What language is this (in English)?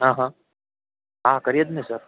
Gujarati